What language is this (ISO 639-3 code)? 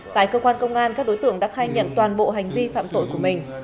vie